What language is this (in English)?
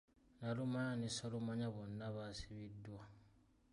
Ganda